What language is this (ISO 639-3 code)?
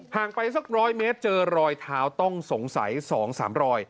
tha